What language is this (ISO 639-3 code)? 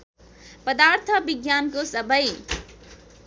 nep